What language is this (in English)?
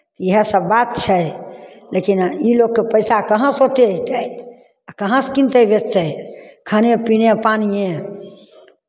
Maithili